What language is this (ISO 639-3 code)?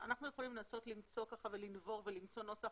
heb